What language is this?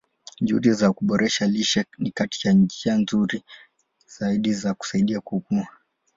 Swahili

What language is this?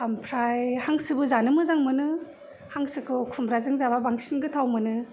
Bodo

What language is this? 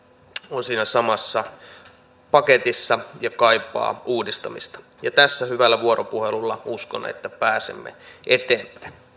Finnish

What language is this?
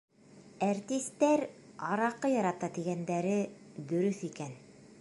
Bashkir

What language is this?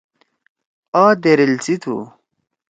Torwali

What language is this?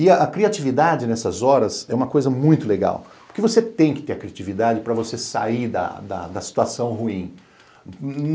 Portuguese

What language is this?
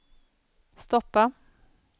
Swedish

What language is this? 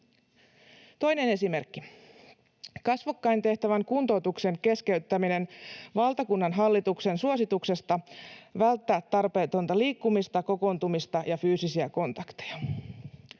Finnish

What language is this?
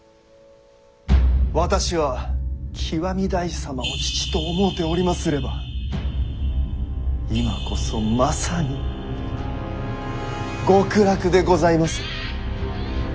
Japanese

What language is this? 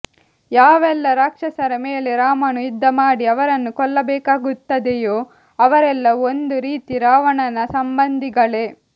Kannada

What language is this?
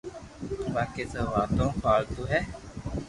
Loarki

